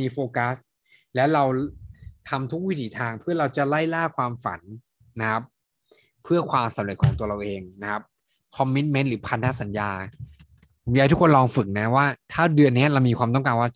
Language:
Thai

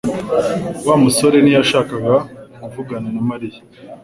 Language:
Kinyarwanda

